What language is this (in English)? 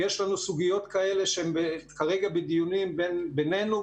Hebrew